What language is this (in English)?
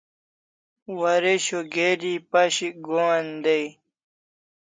Kalasha